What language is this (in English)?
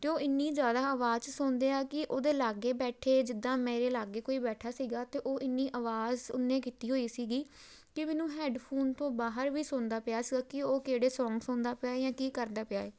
Punjabi